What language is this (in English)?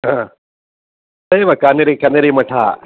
Sanskrit